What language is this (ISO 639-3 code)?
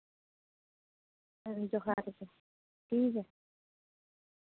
sat